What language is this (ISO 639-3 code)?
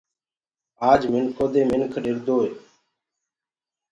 ggg